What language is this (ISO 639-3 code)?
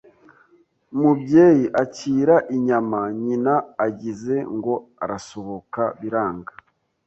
kin